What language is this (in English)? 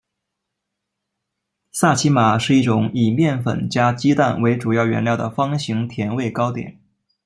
Chinese